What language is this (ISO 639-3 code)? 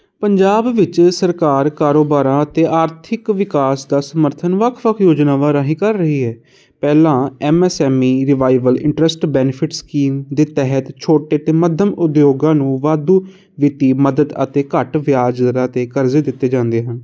pan